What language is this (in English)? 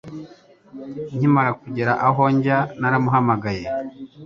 Kinyarwanda